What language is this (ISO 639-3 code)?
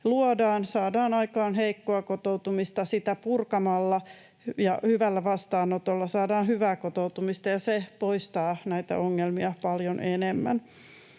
fin